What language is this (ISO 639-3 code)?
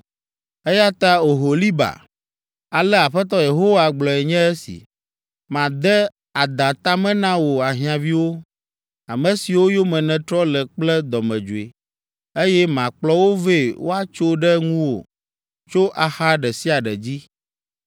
ewe